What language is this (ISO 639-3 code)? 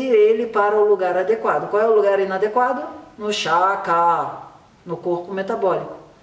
por